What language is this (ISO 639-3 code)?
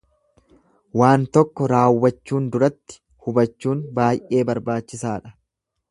orm